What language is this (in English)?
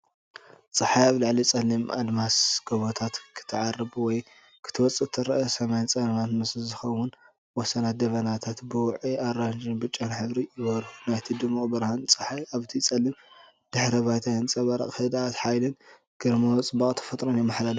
Tigrinya